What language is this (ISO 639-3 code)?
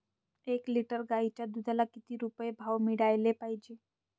mar